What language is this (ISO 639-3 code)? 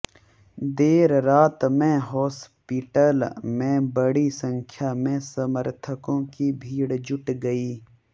hin